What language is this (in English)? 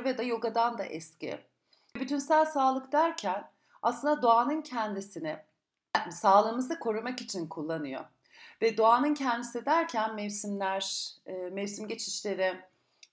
Turkish